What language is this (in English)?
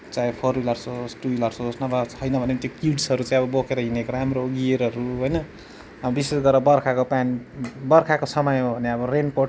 Nepali